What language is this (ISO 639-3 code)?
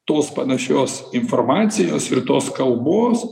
lit